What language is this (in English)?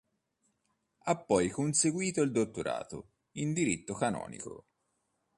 Italian